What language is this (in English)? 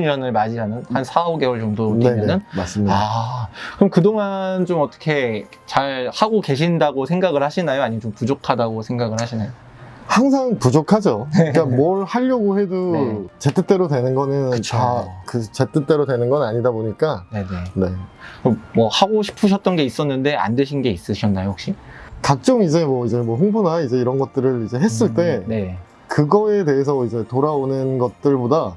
Korean